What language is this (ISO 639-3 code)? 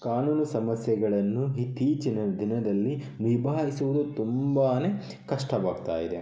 kan